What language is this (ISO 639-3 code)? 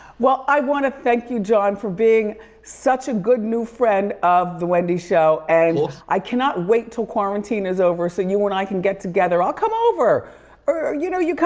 eng